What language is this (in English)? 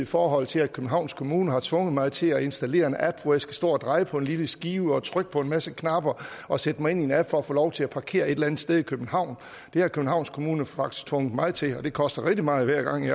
Danish